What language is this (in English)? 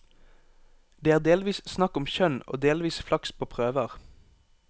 Norwegian